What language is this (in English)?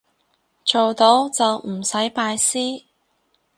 Cantonese